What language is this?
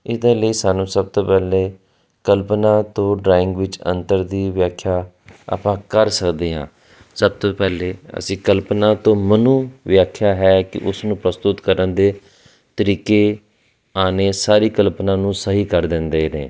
Punjabi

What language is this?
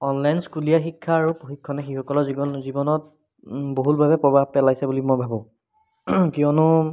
Assamese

